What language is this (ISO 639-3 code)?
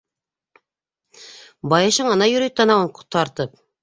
bak